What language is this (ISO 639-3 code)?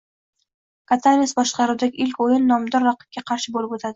uzb